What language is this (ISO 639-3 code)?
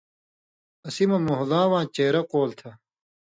mvy